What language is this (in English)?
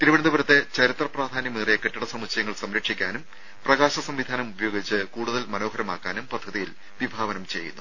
Malayalam